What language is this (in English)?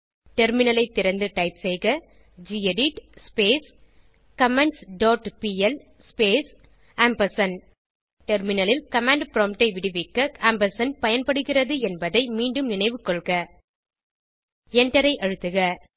Tamil